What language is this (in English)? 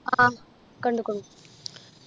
Malayalam